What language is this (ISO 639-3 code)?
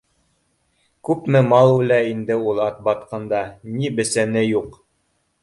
bak